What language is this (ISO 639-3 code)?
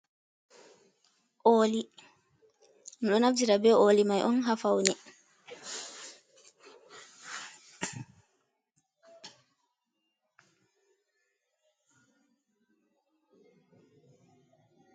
ful